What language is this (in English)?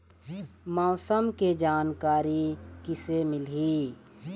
Chhattisgarhi